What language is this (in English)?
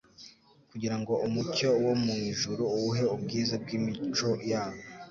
Kinyarwanda